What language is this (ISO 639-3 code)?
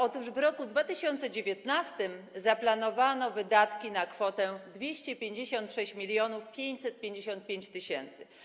pol